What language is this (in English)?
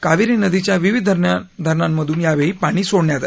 Marathi